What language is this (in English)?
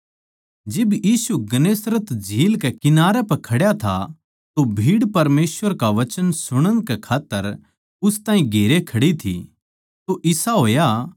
Haryanvi